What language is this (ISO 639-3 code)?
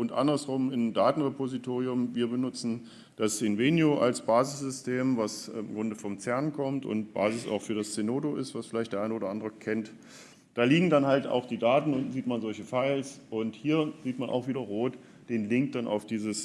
deu